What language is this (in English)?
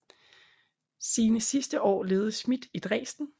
Danish